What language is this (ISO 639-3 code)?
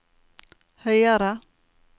nor